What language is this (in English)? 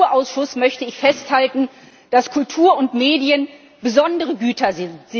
German